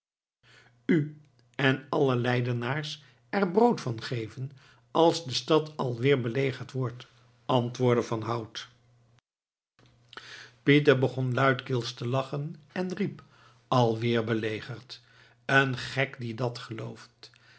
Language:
Dutch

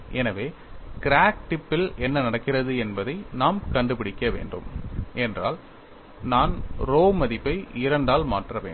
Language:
Tamil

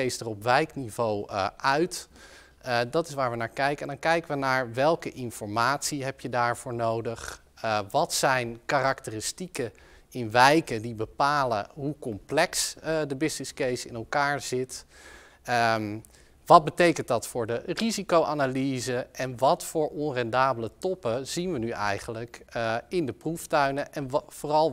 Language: Dutch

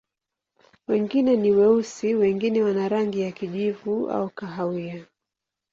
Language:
Swahili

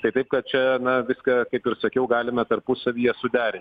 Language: Lithuanian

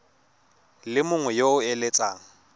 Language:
Tswana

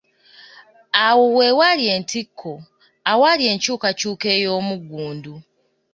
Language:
Ganda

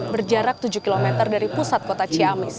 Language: Indonesian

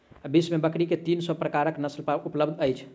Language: Maithili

